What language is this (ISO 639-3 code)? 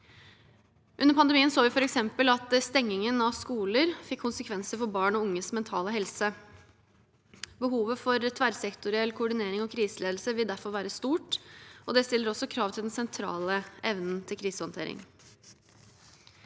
nor